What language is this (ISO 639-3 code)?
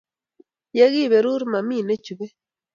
kln